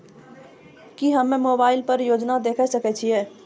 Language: Maithili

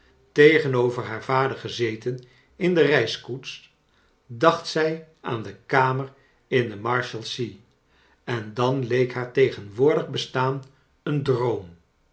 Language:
Dutch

